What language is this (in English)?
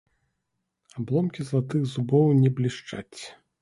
Belarusian